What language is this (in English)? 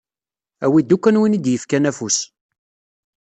Kabyle